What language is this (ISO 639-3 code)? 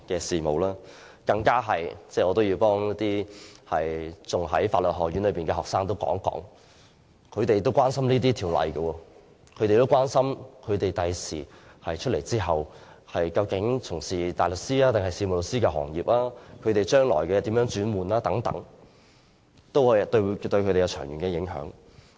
yue